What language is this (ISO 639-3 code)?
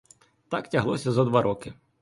ukr